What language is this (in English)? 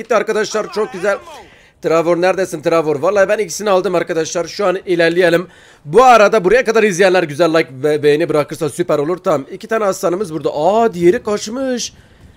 Turkish